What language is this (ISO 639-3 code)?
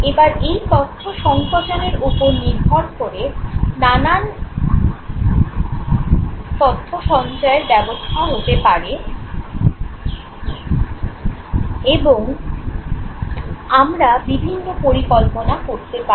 ben